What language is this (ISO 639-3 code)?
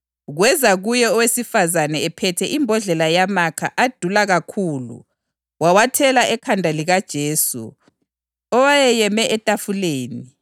nde